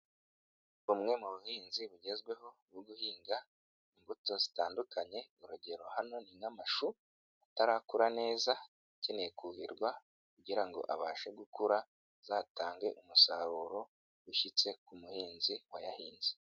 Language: Kinyarwanda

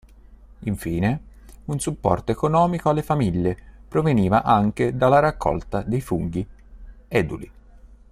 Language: Italian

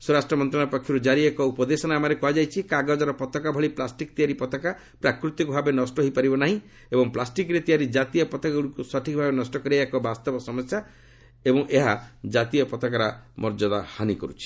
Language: Odia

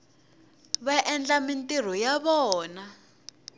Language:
Tsonga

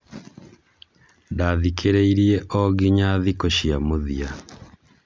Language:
Kikuyu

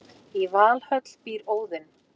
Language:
Icelandic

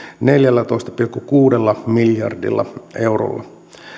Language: Finnish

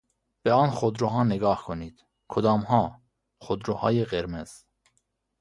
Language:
Persian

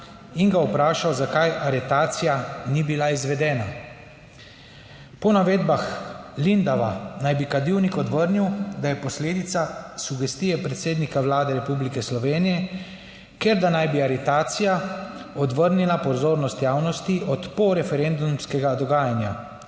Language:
Slovenian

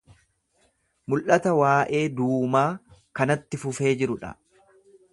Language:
Oromo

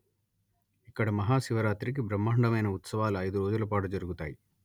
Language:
Telugu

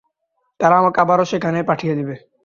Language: Bangla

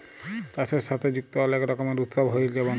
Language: Bangla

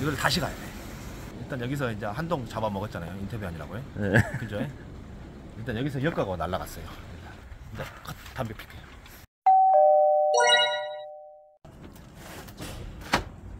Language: Korean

